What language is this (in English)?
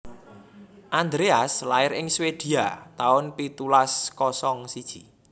Javanese